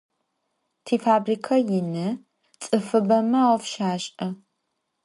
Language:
Adyghe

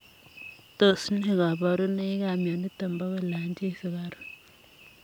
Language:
Kalenjin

